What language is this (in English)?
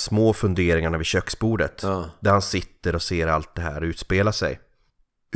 Swedish